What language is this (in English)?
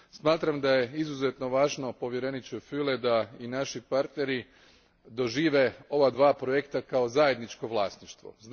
Croatian